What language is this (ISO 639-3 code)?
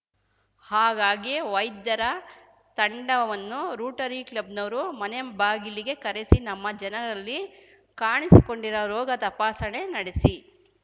kan